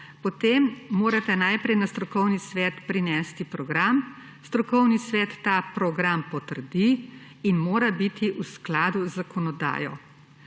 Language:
Slovenian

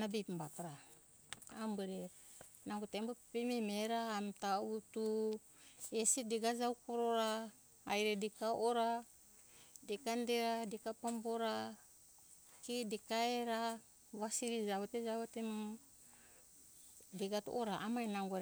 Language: Hunjara-Kaina Ke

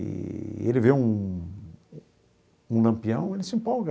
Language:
Portuguese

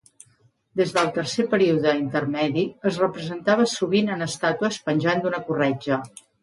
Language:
Catalan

